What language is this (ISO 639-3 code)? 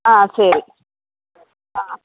tam